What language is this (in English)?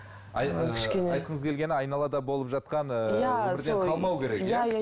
Kazakh